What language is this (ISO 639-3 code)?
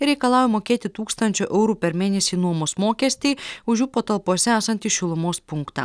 lit